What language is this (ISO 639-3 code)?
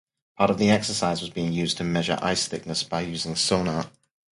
eng